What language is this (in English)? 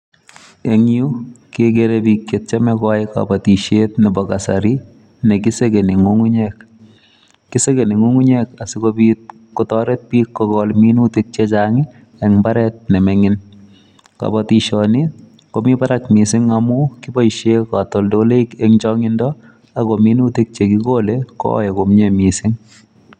Kalenjin